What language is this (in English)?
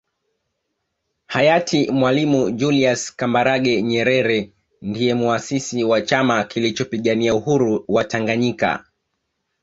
Swahili